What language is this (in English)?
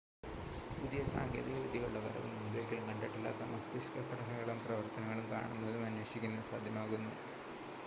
Malayalam